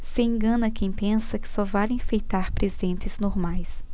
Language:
Portuguese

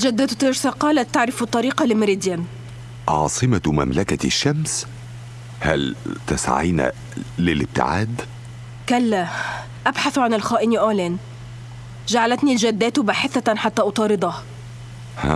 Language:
Arabic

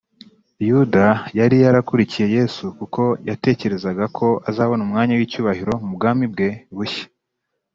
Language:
Kinyarwanda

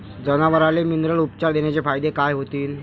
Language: Marathi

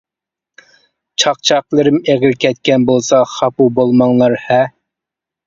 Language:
Uyghur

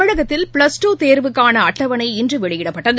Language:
Tamil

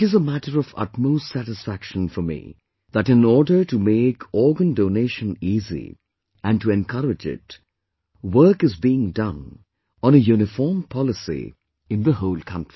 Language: English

